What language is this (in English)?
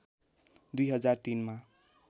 Nepali